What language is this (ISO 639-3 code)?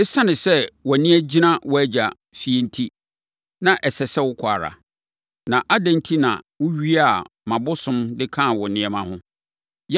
aka